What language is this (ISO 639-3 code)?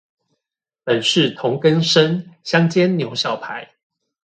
zho